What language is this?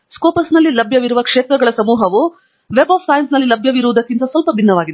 Kannada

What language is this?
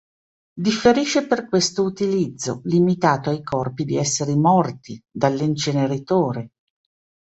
Italian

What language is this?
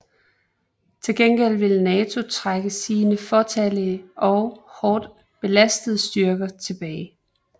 Danish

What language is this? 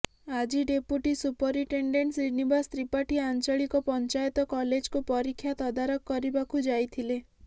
Odia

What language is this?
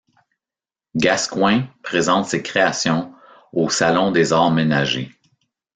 French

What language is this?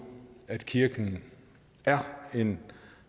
Danish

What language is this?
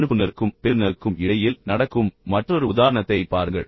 Tamil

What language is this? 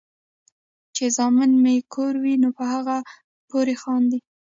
Pashto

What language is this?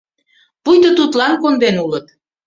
Mari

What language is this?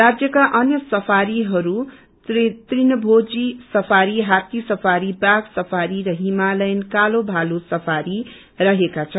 Nepali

